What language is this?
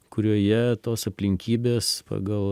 Lithuanian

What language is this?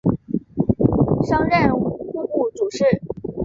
Chinese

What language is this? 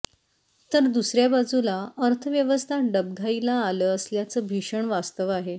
Marathi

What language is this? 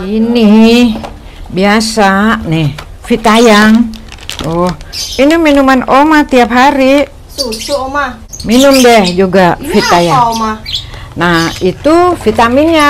Indonesian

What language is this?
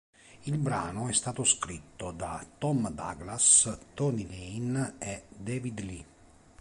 Italian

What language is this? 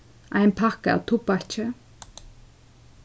Faroese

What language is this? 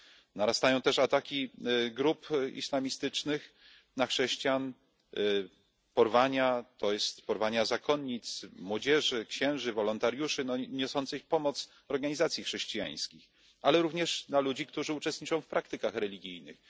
Polish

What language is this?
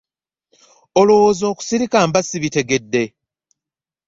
Ganda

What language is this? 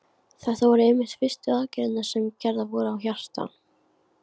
Icelandic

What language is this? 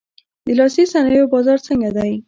Pashto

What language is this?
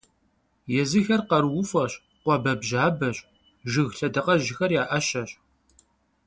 Kabardian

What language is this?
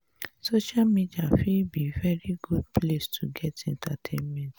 Nigerian Pidgin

